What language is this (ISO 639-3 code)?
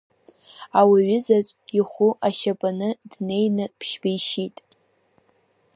abk